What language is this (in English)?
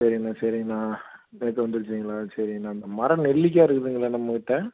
Tamil